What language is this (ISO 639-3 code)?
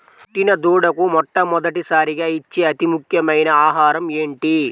tel